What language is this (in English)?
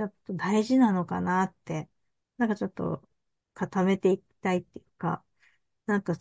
Japanese